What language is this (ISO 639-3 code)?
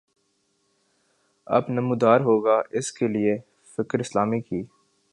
urd